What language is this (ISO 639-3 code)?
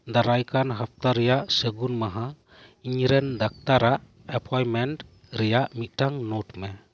sat